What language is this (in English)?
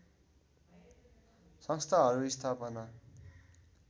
Nepali